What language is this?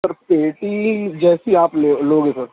Urdu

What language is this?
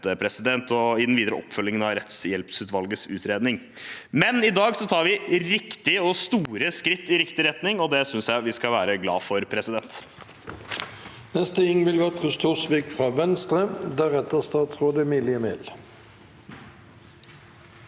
Norwegian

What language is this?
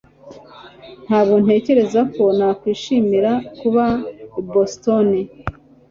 Kinyarwanda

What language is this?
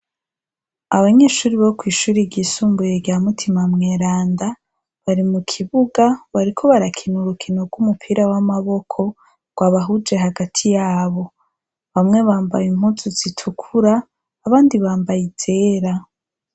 Rundi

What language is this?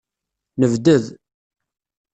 Kabyle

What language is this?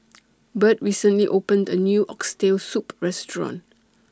English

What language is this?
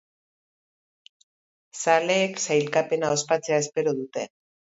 Basque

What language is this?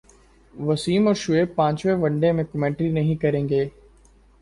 Urdu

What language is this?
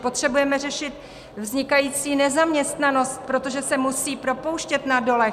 Czech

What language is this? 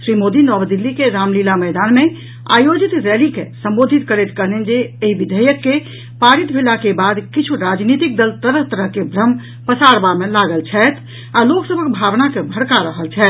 Maithili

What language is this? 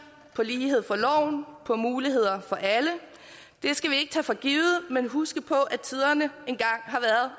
Danish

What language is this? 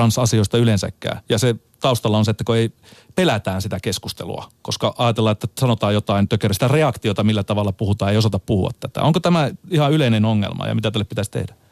Finnish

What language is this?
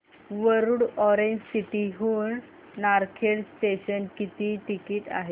Marathi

